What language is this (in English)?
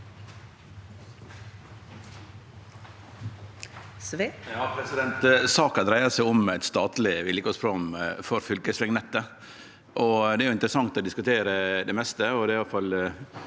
Norwegian